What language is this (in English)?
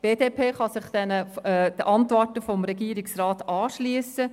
Swiss German